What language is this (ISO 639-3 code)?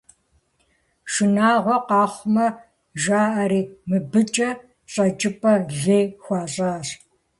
kbd